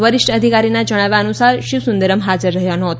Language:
Gujarati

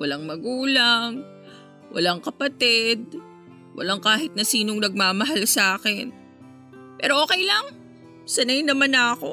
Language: Filipino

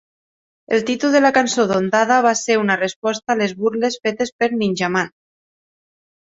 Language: Catalan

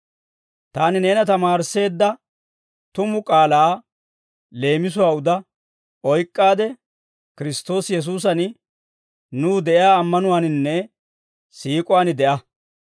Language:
Dawro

